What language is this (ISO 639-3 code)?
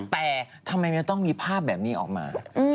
tha